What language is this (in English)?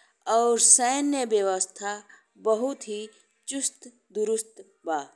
Bhojpuri